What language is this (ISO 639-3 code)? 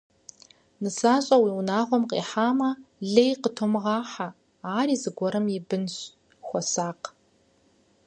kbd